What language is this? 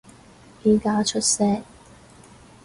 Cantonese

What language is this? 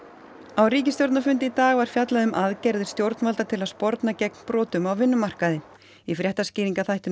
Icelandic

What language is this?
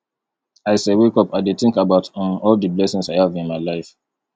Nigerian Pidgin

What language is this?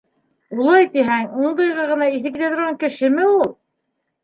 Bashkir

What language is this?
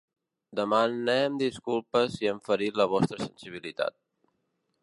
Catalan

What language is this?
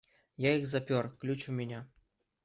Russian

